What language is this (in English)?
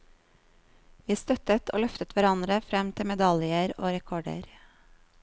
Norwegian